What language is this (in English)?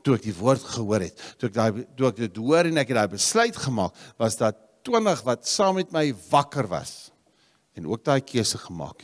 Dutch